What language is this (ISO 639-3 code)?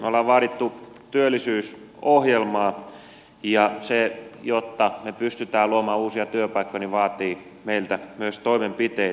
fin